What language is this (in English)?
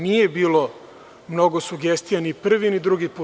Serbian